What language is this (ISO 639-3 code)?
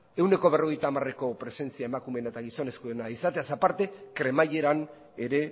eus